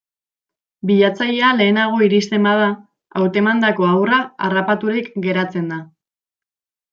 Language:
Basque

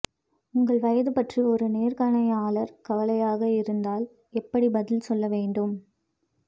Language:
Tamil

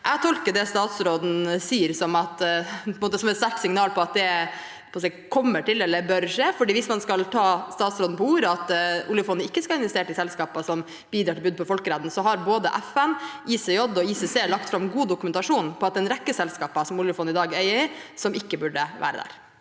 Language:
Norwegian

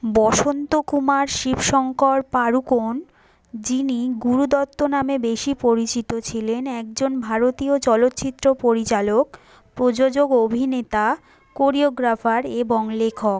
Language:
Bangla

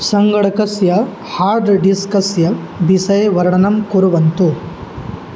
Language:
Sanskrit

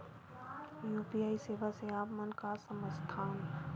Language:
Chhattisgarhi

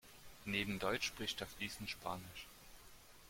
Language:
German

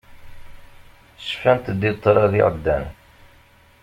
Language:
Kabyle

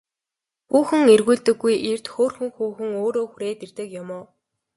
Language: Mongolian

